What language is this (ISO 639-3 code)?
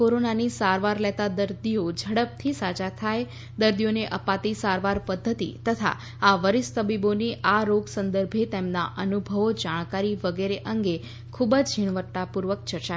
guj